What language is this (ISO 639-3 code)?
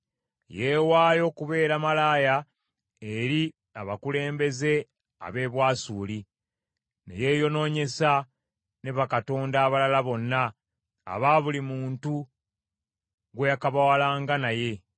lug